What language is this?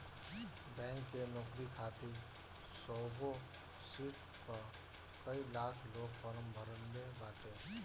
Bhojpuri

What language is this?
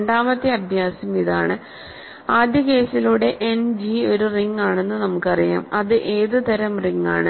Malayalam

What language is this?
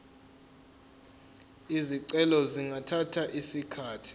Zulu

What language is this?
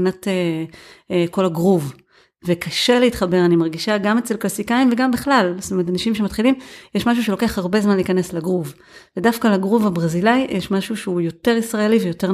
Hebrew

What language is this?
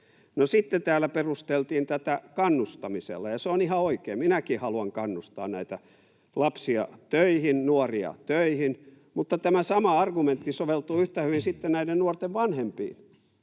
Finnish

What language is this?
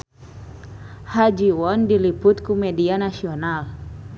Sundanese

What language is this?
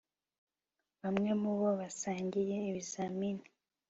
Kinyarwanda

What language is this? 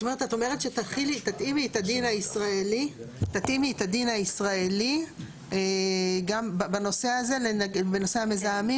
Hebrew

